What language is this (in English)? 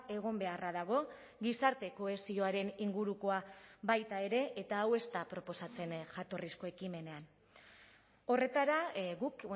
Basque